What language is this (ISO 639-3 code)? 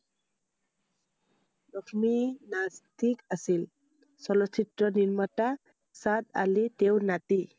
asm